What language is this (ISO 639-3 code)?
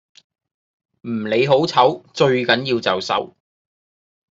yue